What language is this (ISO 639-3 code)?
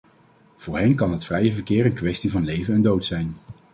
nld